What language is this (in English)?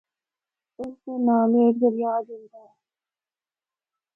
Northern Hindko